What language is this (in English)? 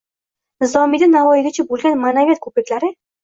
Uzbek